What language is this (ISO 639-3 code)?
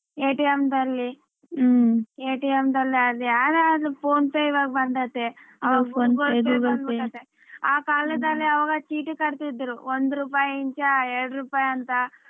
kan